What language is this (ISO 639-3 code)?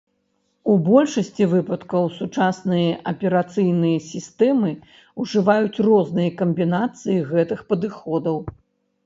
bel